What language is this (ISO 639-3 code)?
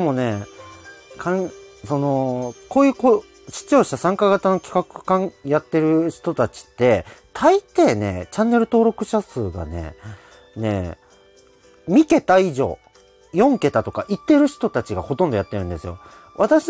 jpn